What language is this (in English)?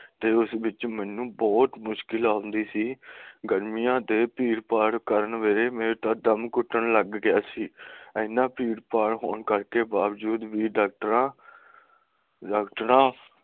Punjabi